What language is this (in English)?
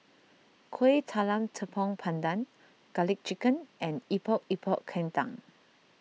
English